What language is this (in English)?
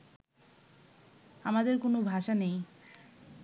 Bangla